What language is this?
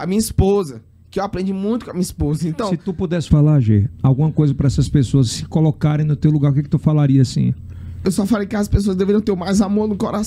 Portuguese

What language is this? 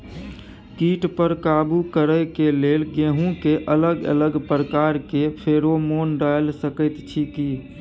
Maithili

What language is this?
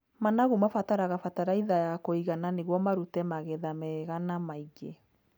Kikuyu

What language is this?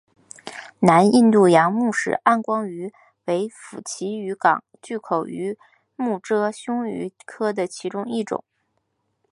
Chinese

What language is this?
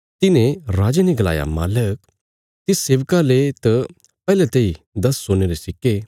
Bilaspuri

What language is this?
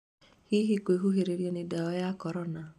Kikuyu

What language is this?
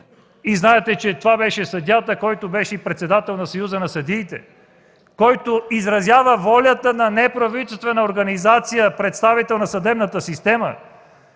Bulgarian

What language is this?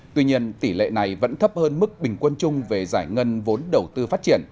Vietnamese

